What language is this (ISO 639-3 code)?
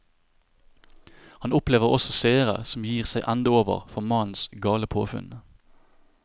nor